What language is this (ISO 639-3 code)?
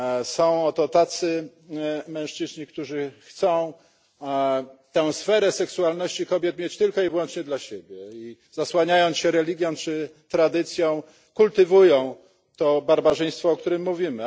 pol